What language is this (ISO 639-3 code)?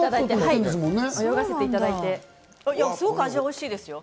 jpn